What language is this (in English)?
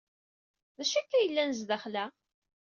Kabyle